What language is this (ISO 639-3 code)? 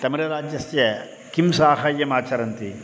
san